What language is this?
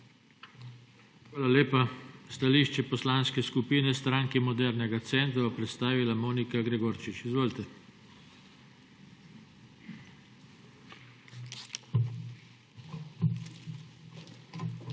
Slovenian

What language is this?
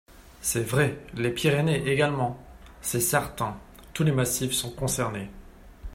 French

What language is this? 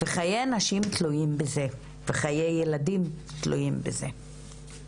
Hebrew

